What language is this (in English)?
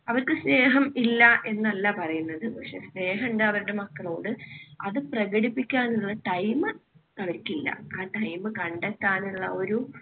Malayalam